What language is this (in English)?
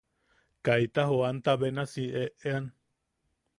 Yaqui